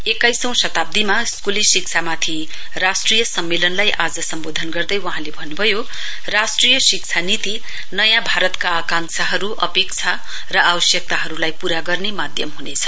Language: Nepali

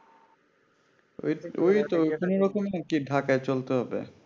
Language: Bangla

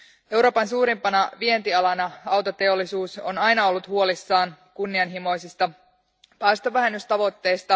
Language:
Finnish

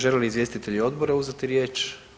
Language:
Croatian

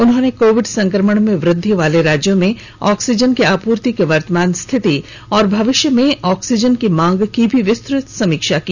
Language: Hindi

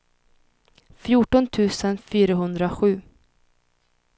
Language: Swedish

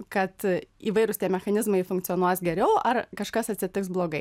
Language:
Lithuanian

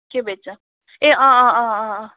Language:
Nepali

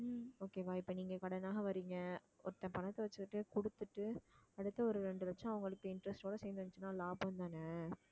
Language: Tamil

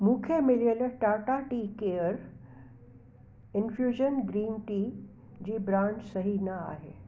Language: Sindhi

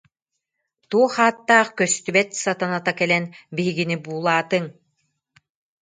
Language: Yakut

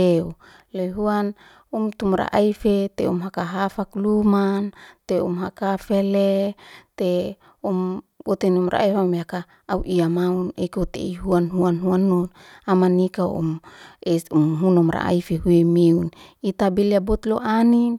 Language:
Liana-Seti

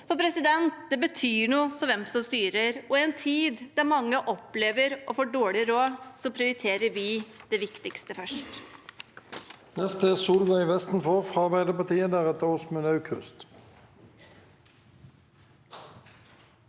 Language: Norwegian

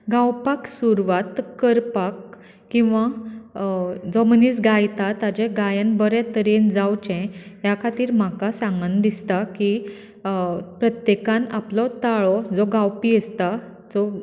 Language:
Konkani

